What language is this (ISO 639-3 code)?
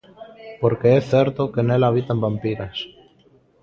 glg